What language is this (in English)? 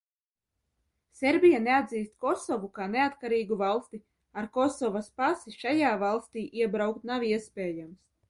Latvian